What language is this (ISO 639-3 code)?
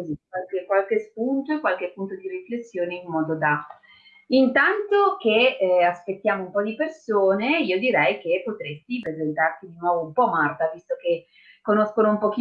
ita